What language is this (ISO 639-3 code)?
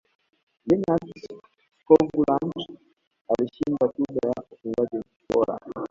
swa